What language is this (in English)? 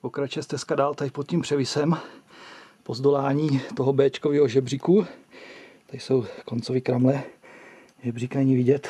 Czech